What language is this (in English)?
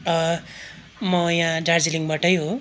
Nepali